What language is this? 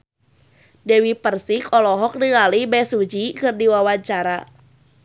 Sundanese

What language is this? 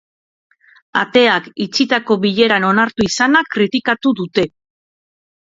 Basque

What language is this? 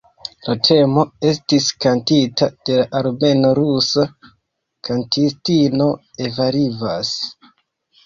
Esperanto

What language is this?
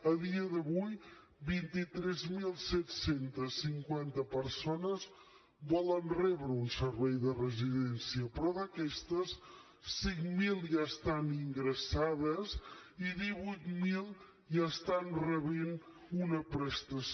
Catalan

